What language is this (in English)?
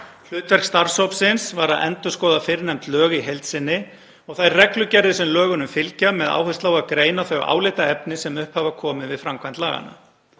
Icelandic